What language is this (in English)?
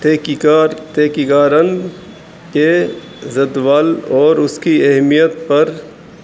Urdu